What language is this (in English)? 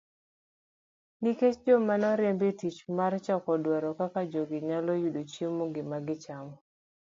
Luo (Kenya and Tanzania)